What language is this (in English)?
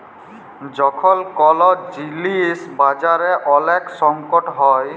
Bangla